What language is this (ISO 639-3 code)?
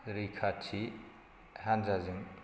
brx